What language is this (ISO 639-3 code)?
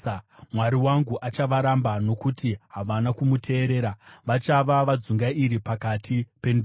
sna